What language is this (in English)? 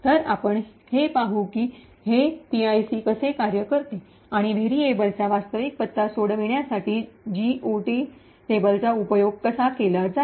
Marathi